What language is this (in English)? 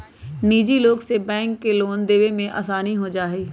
Magahi